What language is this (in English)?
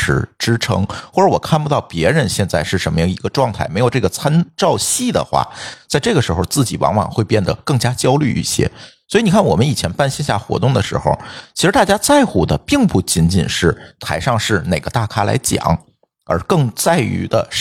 Chinese